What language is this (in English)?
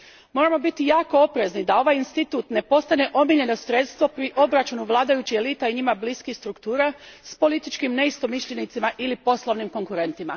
Croatian